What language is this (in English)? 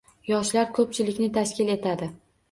Uzbek